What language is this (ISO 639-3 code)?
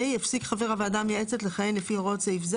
heb